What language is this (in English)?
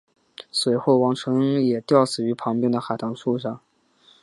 Chinese